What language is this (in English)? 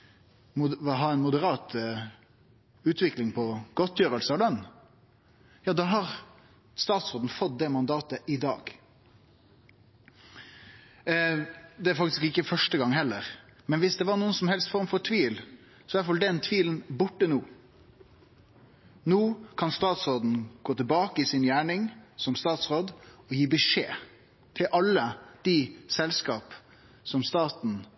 Norwegian Nynorsk